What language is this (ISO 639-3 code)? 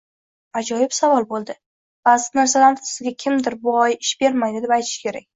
uzb